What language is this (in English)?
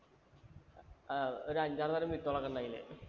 Malayalam